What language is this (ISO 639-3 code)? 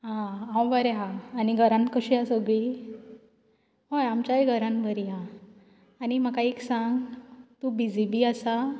kok